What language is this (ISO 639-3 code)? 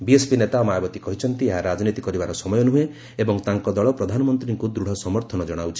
ori